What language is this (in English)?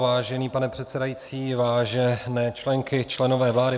Czech